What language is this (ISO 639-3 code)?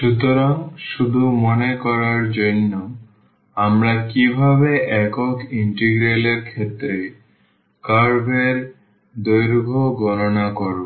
ben